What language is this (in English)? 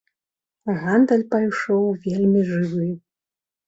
Belarusian